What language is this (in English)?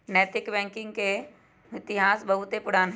Magahi